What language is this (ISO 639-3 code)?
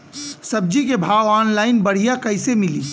bho